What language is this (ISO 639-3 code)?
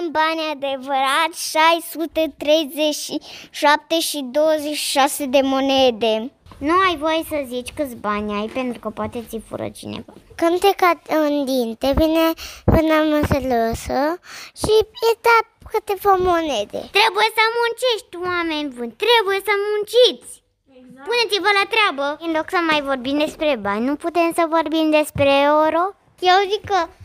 ron